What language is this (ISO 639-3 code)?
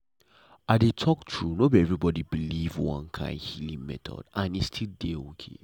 pcm